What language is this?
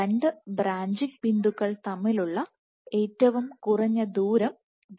Malayalam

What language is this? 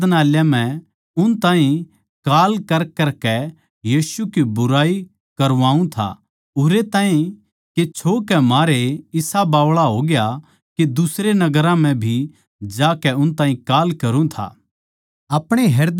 Haryanvi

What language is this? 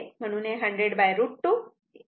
Marathi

